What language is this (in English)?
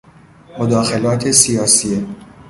Persian